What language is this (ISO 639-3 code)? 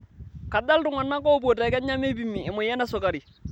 mas